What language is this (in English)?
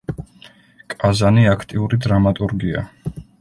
Georgian